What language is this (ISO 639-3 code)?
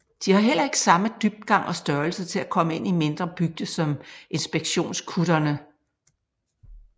dan